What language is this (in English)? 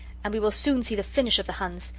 English